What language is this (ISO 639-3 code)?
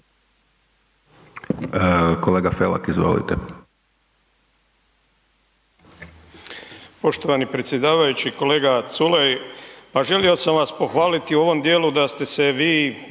hrv